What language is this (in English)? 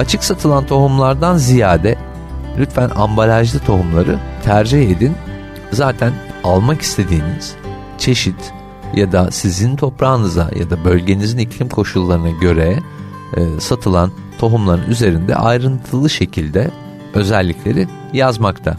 Turkish